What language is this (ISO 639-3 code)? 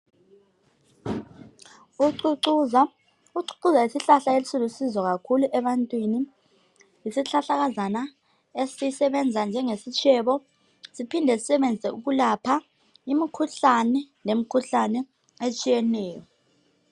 nde